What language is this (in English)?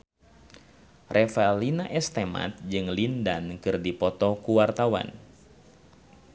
Sundanese